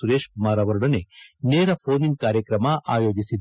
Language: Kannada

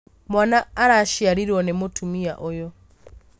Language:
Kikuyu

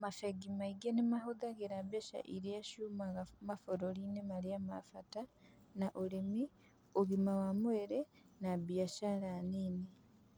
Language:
Kikuyu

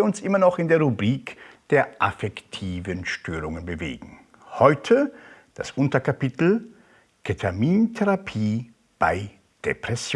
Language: German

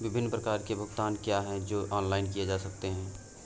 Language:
Hindi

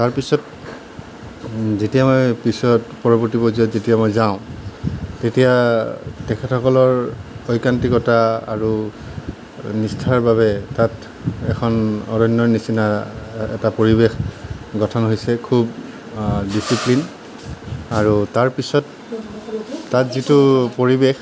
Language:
Assamese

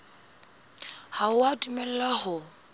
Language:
Southern Sotho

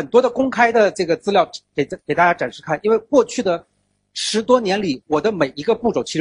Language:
Chinese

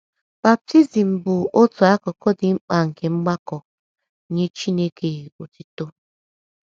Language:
Igbo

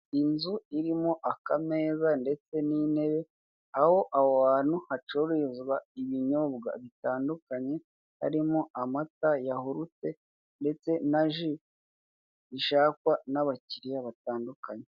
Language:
Kinyarwanda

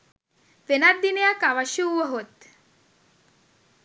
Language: Sinhala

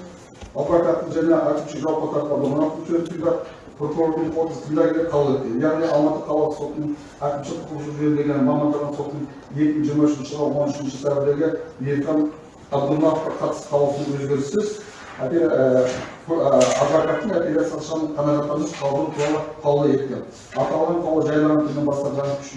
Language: Turkish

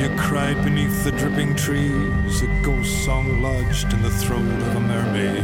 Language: Dutch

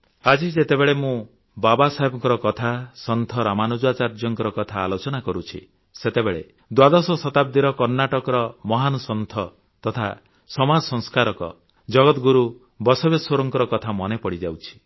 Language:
Odia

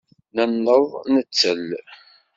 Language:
Kabyle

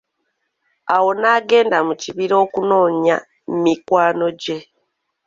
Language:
Ganda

